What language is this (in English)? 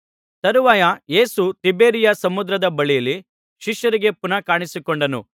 Kannada